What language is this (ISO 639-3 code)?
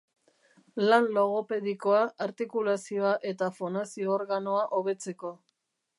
eus